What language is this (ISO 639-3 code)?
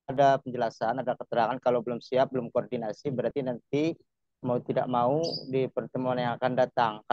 ind